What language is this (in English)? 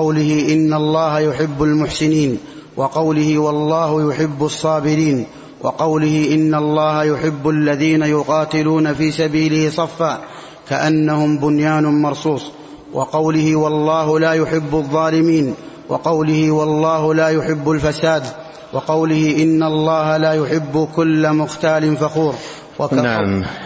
Arabic